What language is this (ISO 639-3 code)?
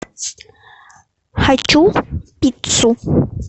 rus